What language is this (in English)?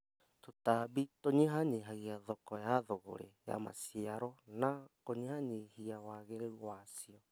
Kikuyu